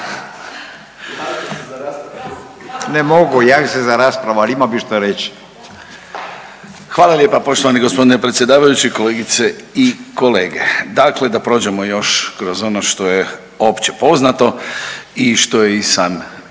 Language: Croatian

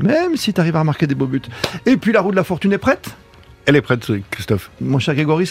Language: French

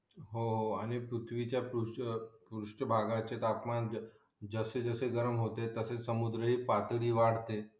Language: Marathi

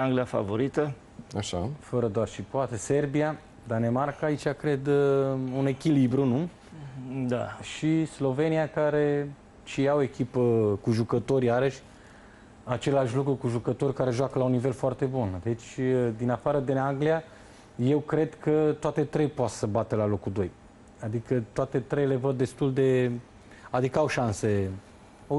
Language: Romanian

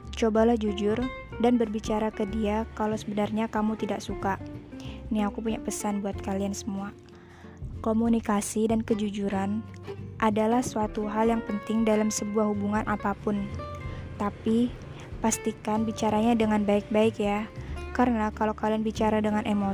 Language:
Indonesian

